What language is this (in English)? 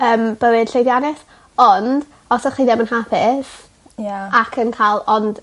Welsh